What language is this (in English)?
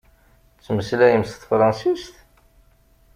Kabyle